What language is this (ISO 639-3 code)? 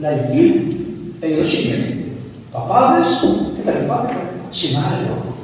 ell